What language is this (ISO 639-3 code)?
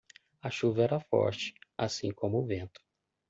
por